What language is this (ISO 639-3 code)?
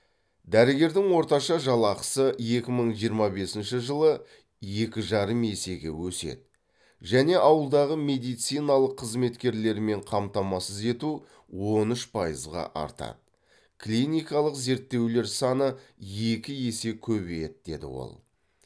kaz